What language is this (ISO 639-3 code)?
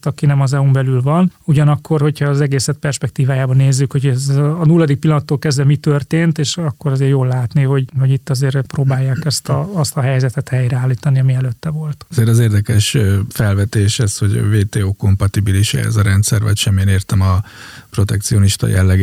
hun